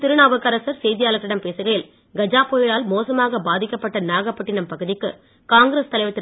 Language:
Tamil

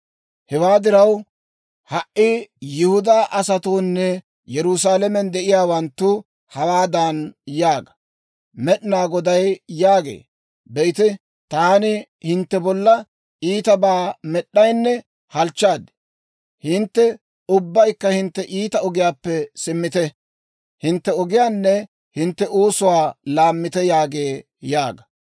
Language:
Dawro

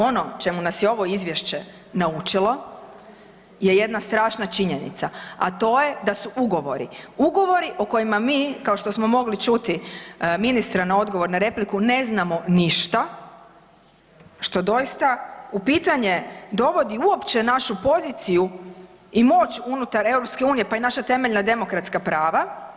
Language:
Croatian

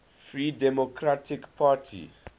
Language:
English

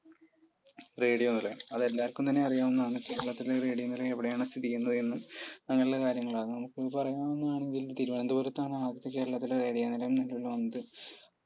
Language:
Malayalam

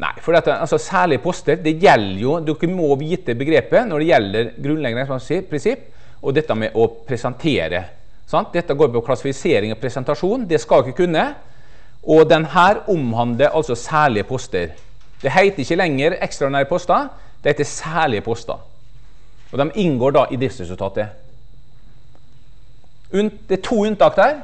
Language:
Norwegian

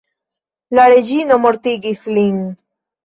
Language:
Esperanto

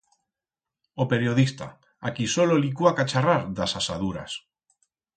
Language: Aragonese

